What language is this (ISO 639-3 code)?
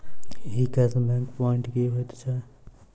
mai